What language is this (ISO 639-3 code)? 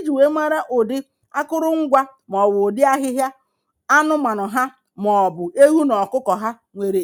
ibo